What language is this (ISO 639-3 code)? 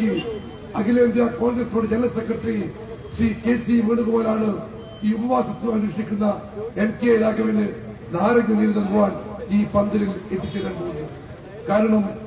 mal